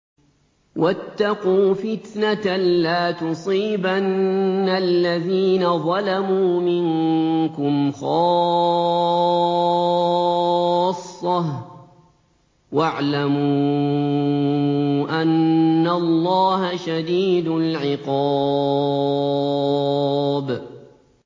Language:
Arabic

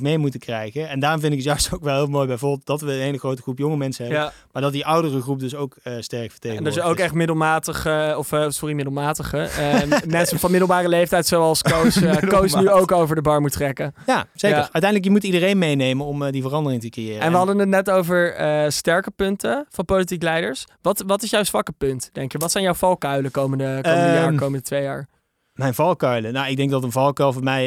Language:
Dutch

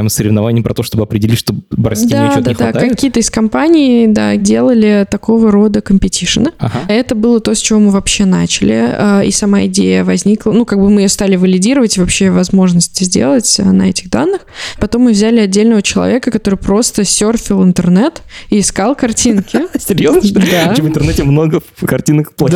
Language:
Russian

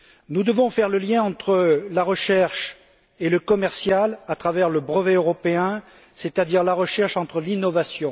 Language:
French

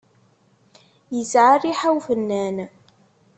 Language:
Kabyle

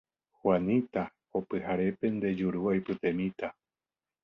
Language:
Guarani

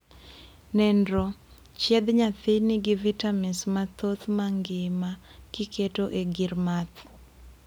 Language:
Luo (Kenya and Tanzania)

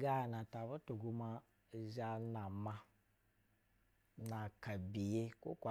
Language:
Basa (Nigeria)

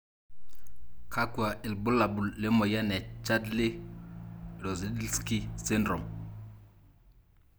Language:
Masai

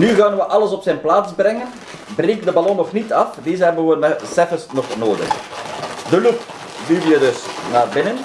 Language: Dutch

